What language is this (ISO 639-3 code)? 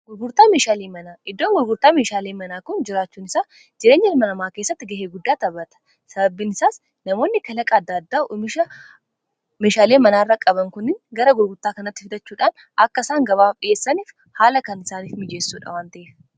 orm